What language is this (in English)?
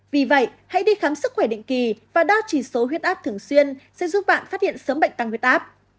Vietnamese